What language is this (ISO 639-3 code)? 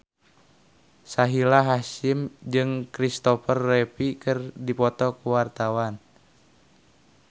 sun